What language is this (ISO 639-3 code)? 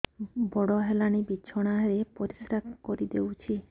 ori